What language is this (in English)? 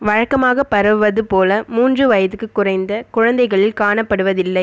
Tamil